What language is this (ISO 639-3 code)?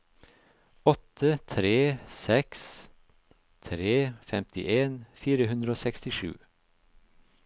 nor